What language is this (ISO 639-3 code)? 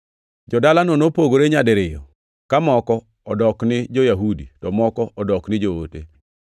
luo